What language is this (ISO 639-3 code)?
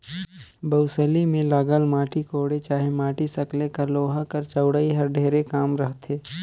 hne